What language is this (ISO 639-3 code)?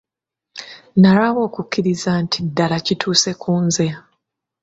lug